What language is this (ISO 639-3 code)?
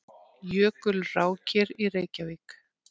isl